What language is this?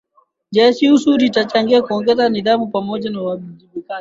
Swahili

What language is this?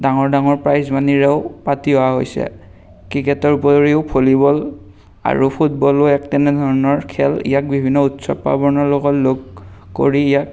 Assamese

